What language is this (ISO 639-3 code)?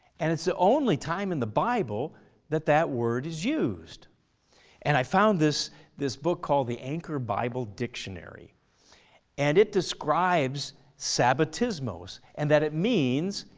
eng